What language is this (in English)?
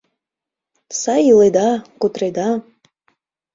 Mari